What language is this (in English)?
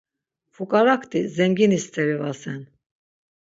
Laz